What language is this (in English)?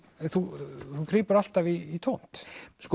Icelandic